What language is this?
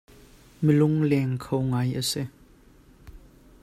Hakha Chin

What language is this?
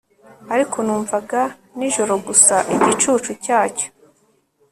Kinyarwanda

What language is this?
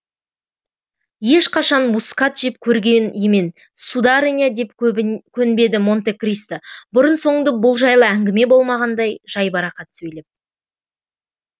Kazakh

